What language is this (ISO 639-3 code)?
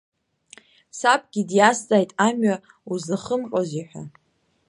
abk